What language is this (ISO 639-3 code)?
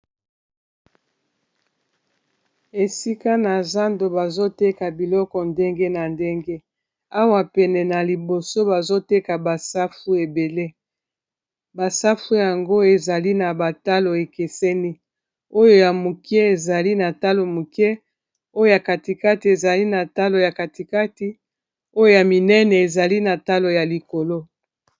lin